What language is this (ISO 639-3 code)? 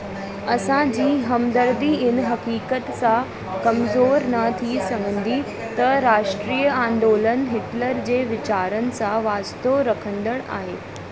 snd